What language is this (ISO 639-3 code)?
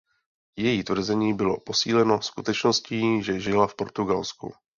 ces